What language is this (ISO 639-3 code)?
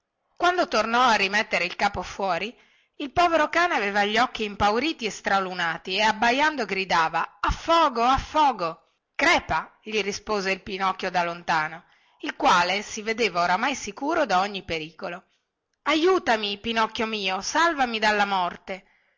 ita